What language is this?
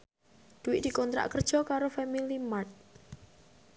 Javanese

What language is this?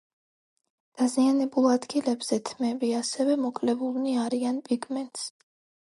Georgian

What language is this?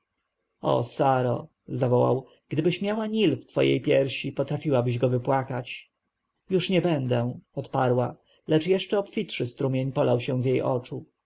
Polish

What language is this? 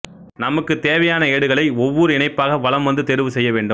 Tamil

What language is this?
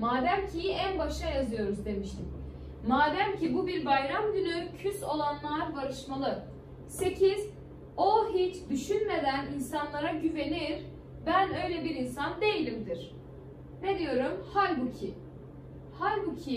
Turkish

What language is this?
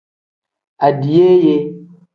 Tem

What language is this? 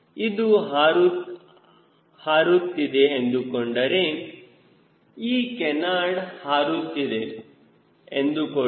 Kannada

